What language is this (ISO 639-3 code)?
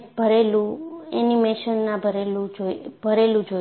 guj